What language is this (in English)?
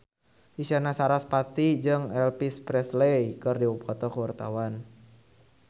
Sundanese